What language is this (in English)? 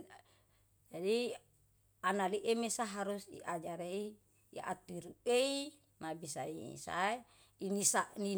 Yalahatan